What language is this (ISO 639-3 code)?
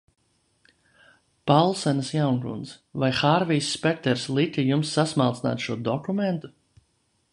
lav